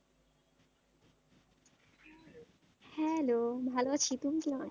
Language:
Bangla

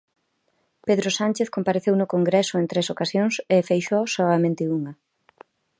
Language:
Galician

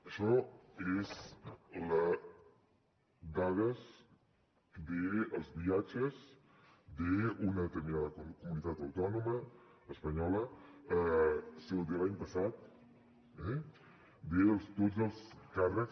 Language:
Catalan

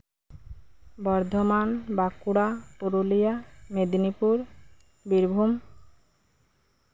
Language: Santali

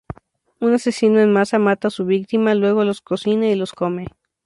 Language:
Spanish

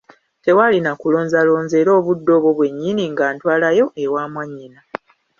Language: Ganda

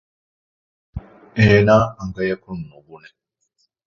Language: Divehi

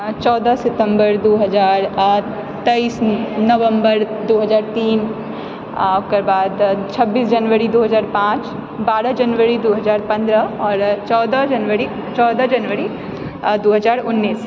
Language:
Maithili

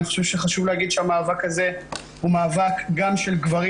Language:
Hebrew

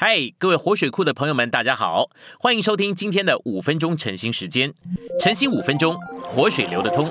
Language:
Chinese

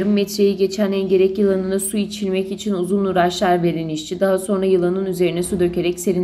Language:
Turkish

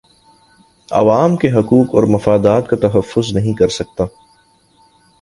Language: Urdu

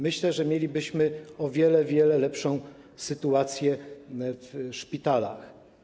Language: Polish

